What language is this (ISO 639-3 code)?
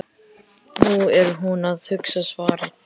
isl